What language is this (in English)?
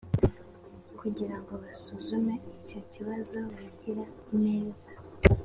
Kinyarwanda